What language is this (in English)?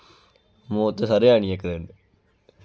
Dogri